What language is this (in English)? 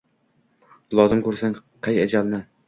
Uzbek